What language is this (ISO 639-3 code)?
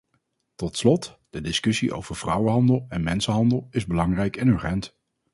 nld